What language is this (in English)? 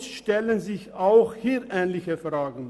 Swiss German